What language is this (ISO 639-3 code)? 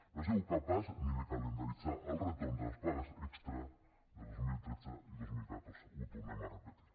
cat